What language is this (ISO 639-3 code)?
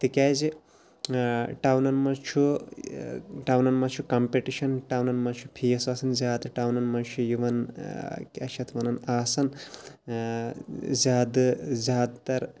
kas